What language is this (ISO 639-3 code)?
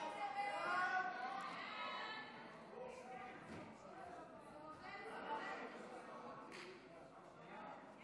heb